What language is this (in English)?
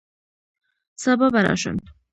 Pashto